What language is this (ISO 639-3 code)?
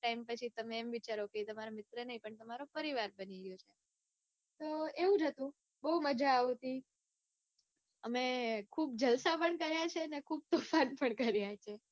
guj